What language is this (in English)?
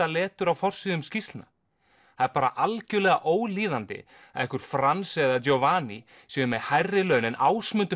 Icelandic